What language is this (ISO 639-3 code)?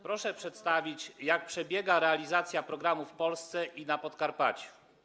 pol